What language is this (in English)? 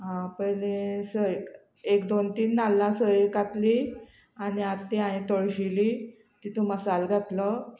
Konkani